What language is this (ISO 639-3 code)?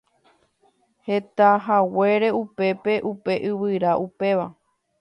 grn